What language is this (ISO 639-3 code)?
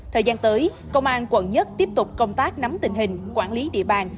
vie